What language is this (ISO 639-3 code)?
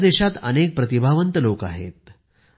mar